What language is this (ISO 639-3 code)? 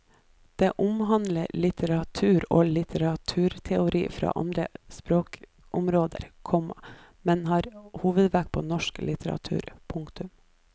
nor